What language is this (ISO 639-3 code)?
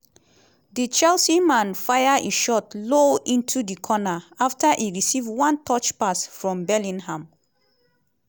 pcm